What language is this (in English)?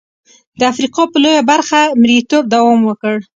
Pashto